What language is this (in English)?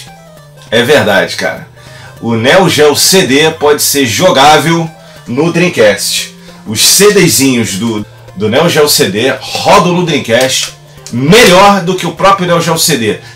Portuguese